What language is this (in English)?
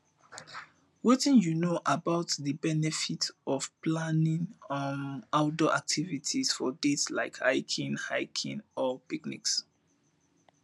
Nigerian Pidgin